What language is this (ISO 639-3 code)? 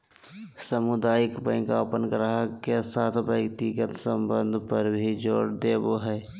mag